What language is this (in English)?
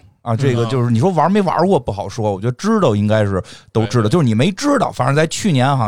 Chinese